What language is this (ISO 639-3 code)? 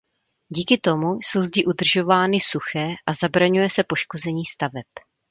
ces